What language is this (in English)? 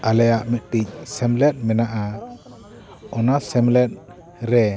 Santali